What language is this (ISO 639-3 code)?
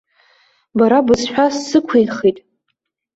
abk